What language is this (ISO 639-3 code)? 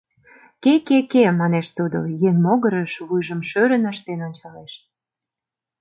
chm